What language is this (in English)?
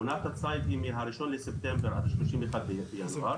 Hebrew